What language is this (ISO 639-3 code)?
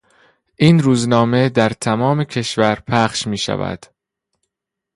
fas